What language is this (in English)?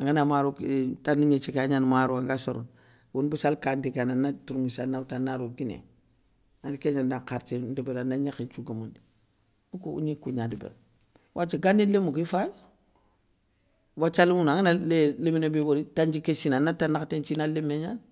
Soninke